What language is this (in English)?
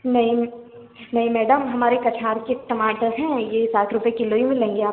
Hindi